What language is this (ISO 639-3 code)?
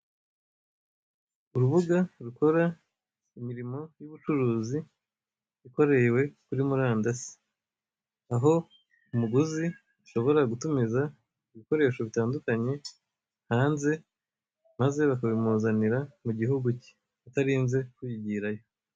kin